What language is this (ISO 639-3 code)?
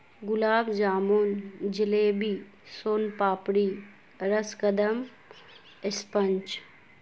urd